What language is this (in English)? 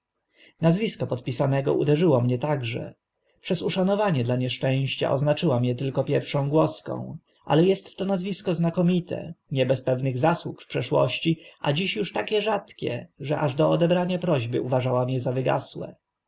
Polish